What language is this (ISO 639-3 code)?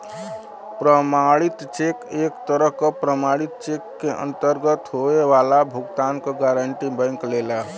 bho